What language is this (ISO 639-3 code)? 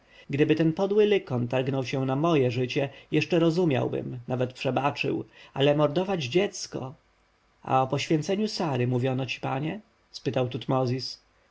pol